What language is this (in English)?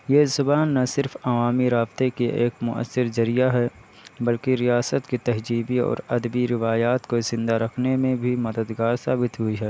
Urdu